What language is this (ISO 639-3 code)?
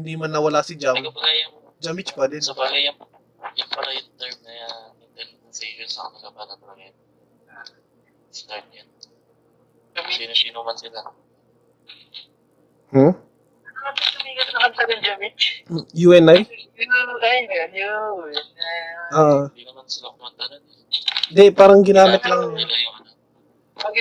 fil